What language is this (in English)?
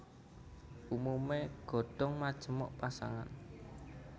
Javanese